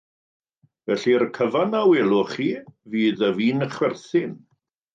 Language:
Welsh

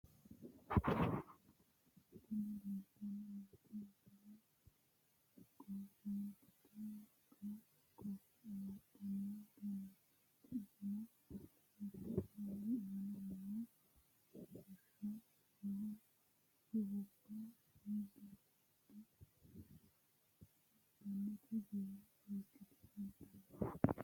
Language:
Sidamo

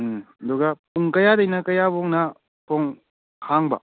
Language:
Manipuri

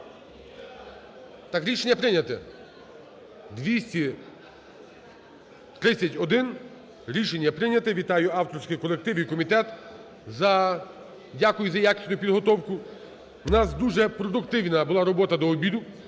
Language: Ukrainian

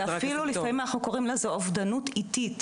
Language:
Hebrew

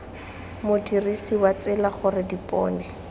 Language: Tswana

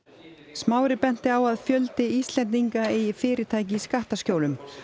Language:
Icelandic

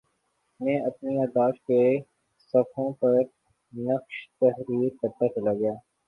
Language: Urdu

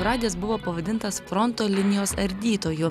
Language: Lithuanian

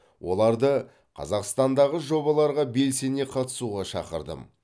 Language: Kazakh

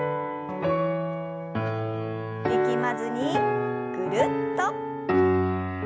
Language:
Japanese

